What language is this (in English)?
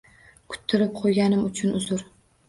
Uzbek